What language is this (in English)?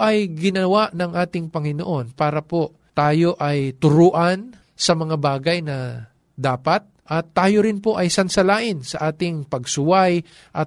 Filipino